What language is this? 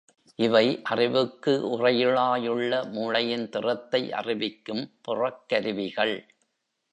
Tamil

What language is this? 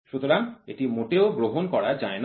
Bangla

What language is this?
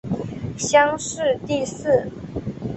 Chinese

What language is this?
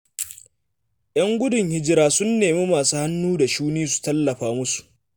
Hausa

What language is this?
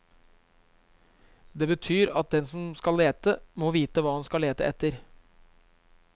Norwegian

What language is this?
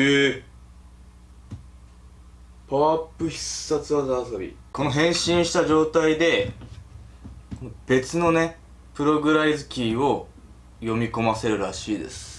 Japanese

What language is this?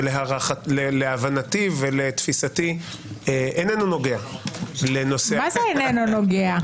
Hebrew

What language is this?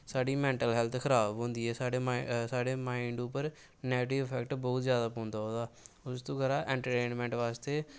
Dogri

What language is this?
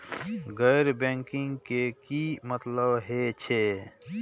Maithili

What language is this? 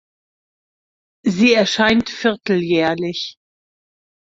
German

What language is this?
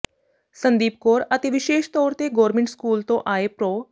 Punjabi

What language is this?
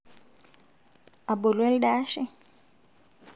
Masai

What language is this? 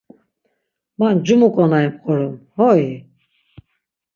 Laz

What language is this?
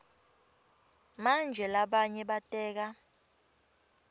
Swati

